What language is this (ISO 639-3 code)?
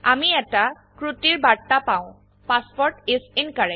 asm